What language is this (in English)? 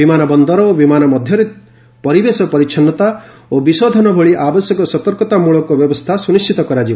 Odia